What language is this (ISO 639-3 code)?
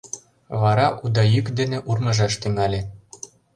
chm